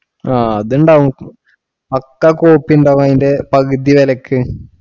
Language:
Malayalam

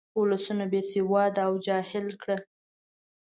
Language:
Pashto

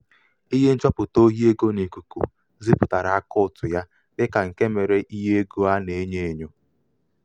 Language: Igbo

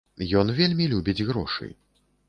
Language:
Belarusian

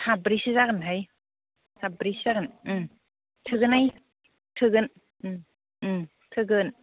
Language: Bodo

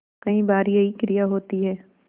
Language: Hindi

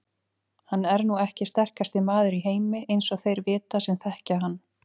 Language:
Icelandic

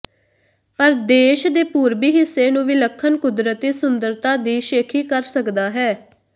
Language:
Punjabi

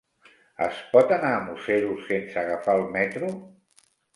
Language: Catalan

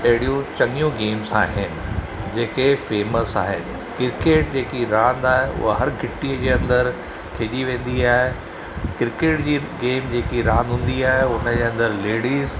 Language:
Sindhi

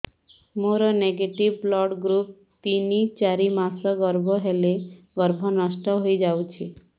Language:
Odia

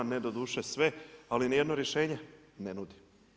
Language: Croatian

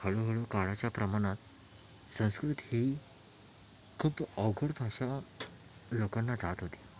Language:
Marathi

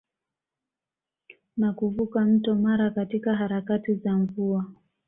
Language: Swahili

